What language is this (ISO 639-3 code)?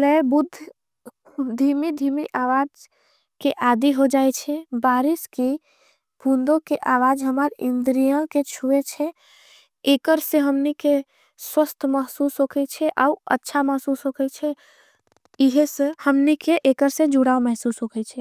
anp